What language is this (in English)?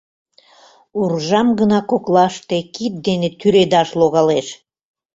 Mari